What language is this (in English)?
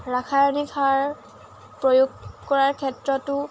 Assamese